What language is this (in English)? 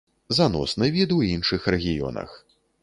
Belarusian